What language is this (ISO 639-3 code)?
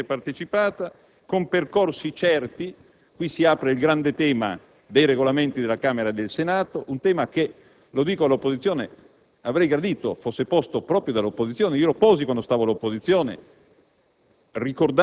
ita